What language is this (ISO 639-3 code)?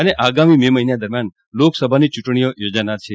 guj